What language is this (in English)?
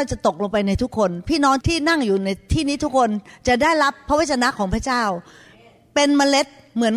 Thai